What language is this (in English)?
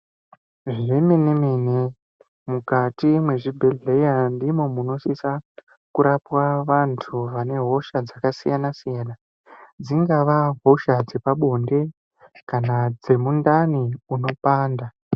Ndau